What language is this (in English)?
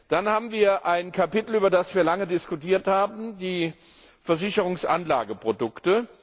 German